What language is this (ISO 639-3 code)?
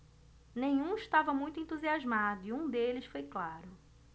por